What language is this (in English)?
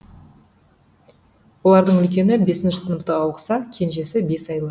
Kazakh